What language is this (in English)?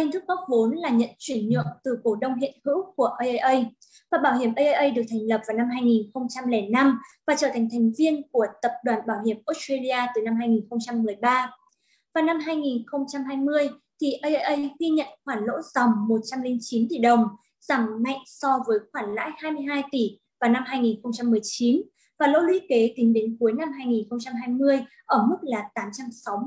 Vietnamese